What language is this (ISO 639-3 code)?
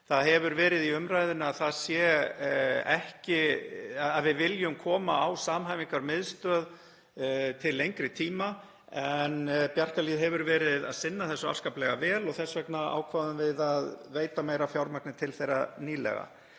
isl